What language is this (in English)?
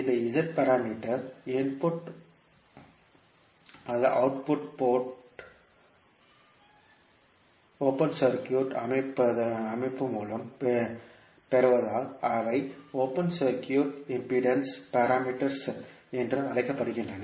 Tamil